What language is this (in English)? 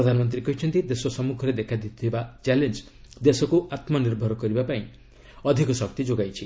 Odia